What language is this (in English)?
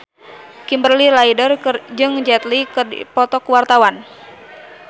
Sundanese